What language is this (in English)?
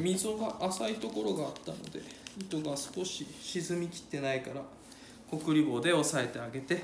Japanese